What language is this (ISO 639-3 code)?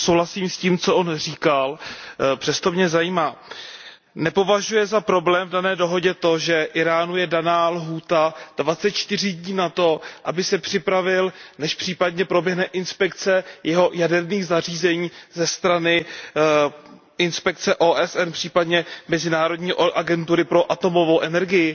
ces